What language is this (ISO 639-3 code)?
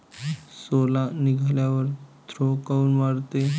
mar